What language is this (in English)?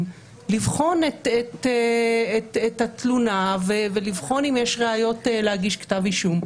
Hebrew